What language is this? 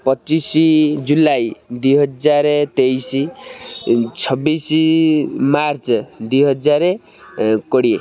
Odia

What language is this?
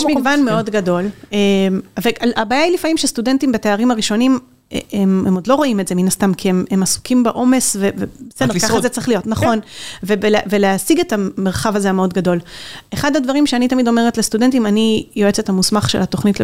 Hebrew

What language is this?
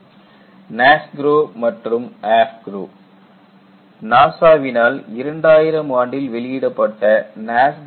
Tamil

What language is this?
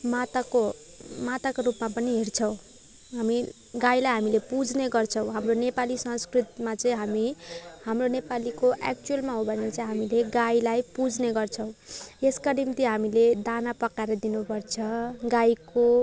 Nepali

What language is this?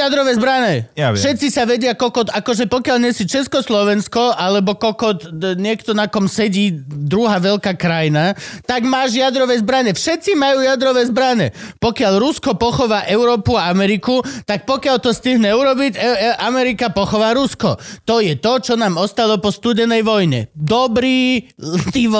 Slovak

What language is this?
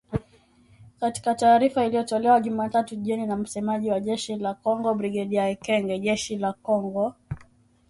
Swahili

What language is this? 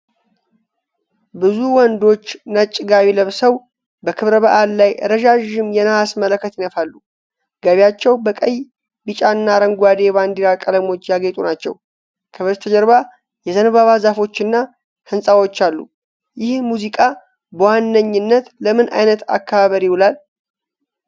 Amharic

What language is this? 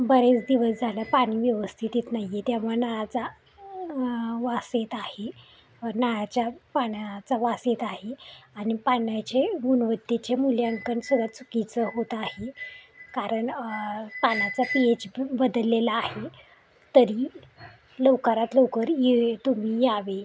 Marathi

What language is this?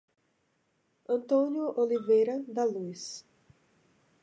Portuguese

